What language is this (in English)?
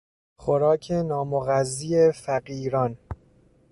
Persian